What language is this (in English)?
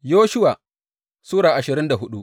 Hausa